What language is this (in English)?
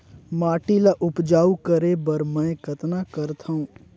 Chhattisgarhi